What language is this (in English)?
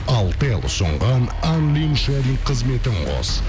Kazakh